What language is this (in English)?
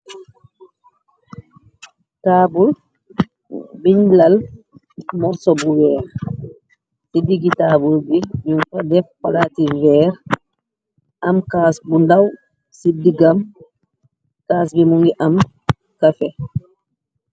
Wolof